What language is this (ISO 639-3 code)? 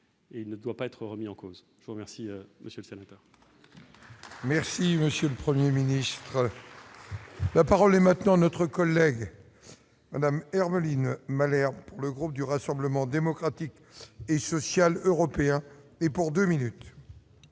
fra